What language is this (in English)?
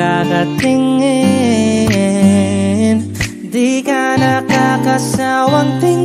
Indonesian